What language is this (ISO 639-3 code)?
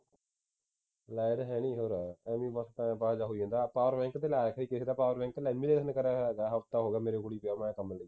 pan